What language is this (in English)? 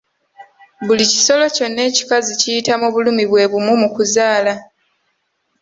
Ganda